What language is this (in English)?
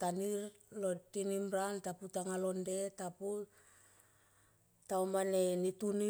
Tomoip